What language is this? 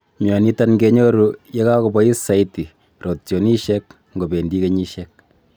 Kalenjin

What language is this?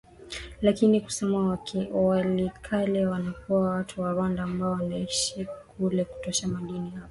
Swahili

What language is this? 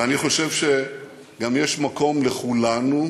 Hebrew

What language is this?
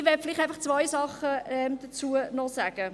Swiss German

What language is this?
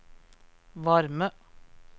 Norwegian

